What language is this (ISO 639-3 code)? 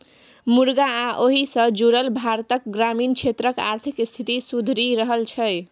mai